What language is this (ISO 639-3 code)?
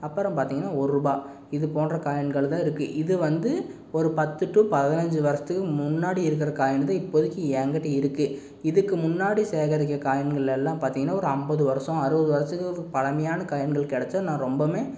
tam